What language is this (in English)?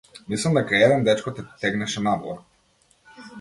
Macedonian